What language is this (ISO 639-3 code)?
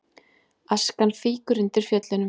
isl